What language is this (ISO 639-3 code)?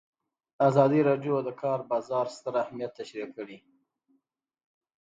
pus